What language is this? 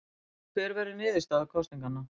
Icelandic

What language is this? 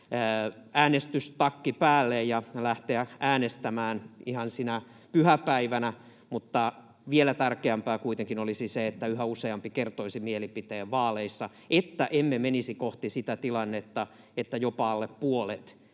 Finnish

